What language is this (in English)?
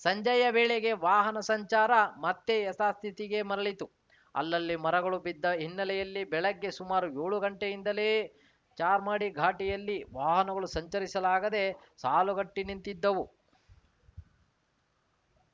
Kannada